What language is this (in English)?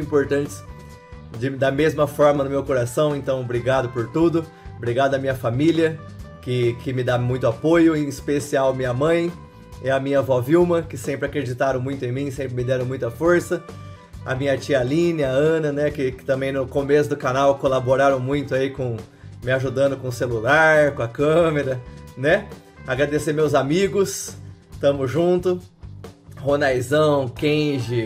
Portuguese